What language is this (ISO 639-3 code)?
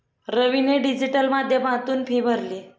mar